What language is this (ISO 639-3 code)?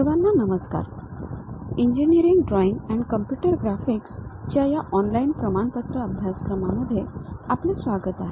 mar